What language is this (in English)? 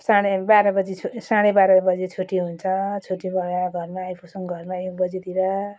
Nepali